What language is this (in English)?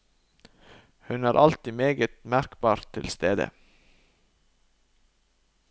Norwegian